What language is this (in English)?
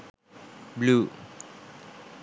Sinhala